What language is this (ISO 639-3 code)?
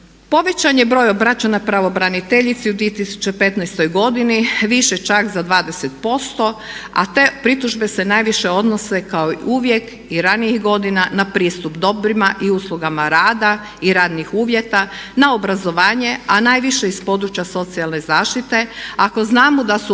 hrv